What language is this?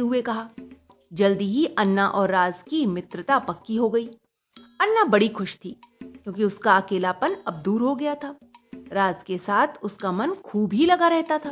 Hindi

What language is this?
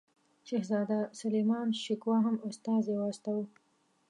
Pashto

